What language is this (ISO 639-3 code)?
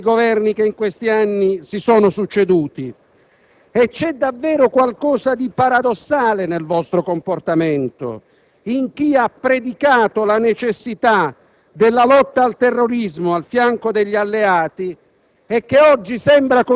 ita